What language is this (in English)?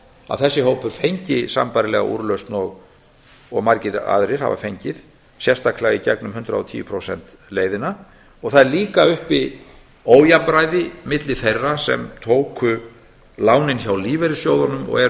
Icelandic